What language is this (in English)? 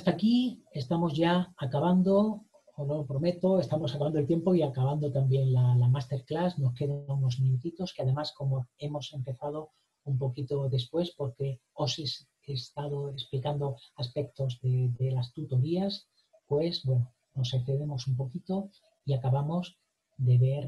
Spanish